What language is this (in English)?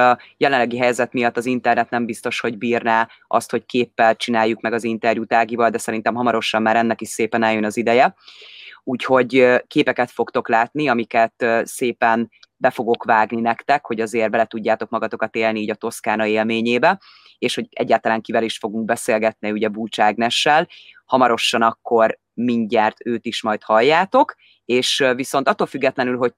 Hungarian